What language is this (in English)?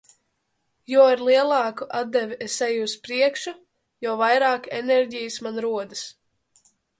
Latvian